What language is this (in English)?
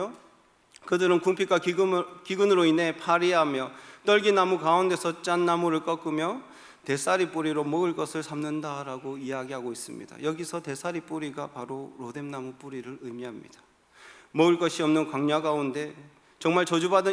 Korean